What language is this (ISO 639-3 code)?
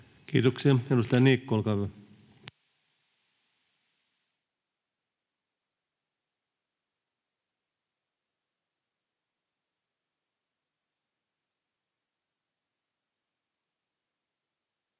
fin